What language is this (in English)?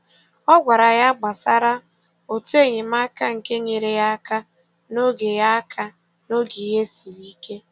Igbo